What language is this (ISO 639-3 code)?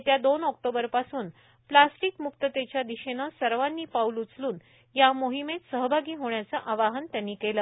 mar